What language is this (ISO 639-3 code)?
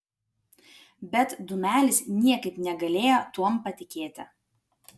lit